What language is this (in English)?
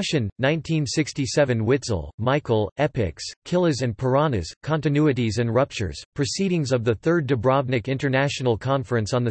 English